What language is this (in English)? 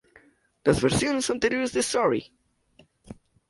Spanish